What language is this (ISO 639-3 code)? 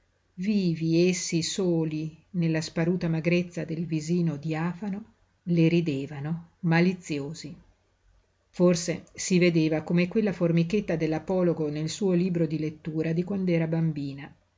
ita